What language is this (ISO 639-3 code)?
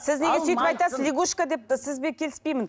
kaz